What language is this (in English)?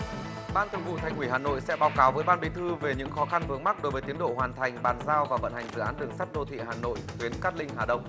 Vietnamese